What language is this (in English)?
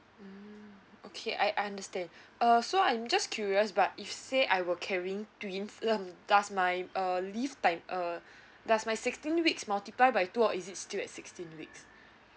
English